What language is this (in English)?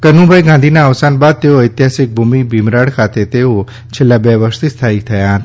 Gujarati